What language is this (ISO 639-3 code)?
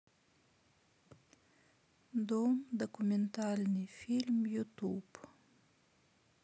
rus